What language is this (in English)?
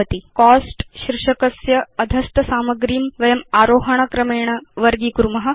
Sanskrit